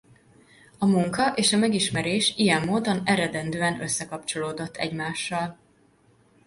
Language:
Hungarian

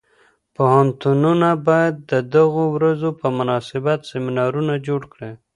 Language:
Pashto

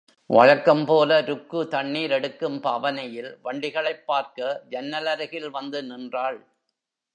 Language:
Tamil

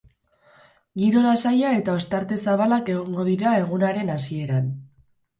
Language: Basque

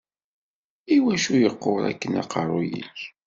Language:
Kabyle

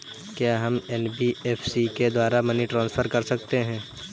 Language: Hindi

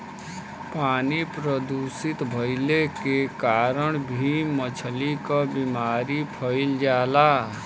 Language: Bhojpuri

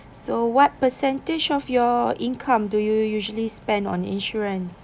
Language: English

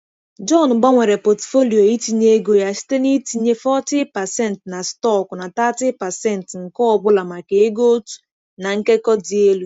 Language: Igbo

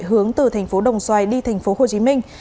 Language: Vietnamese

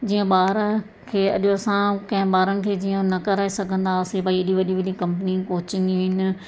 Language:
Sindhi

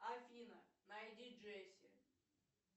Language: Russian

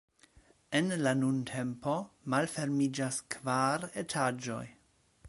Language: Esperanto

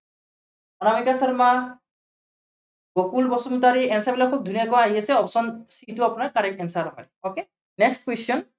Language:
Assamese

